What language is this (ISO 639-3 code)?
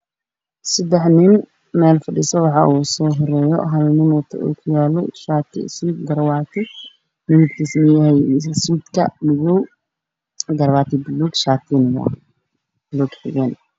som